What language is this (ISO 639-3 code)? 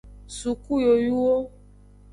ajg